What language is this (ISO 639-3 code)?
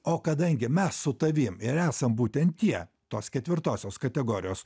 lit